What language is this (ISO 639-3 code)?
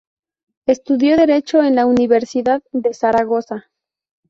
spa